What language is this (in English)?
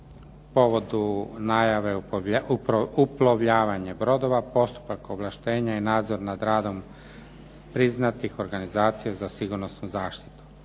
Croatian